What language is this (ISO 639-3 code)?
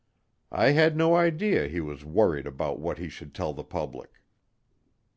eng